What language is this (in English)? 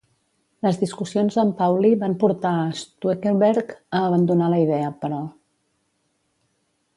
Catalan